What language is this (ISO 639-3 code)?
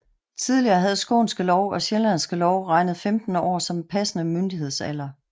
dan